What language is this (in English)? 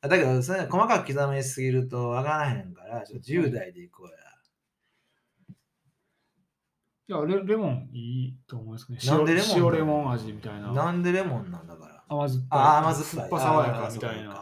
Japanese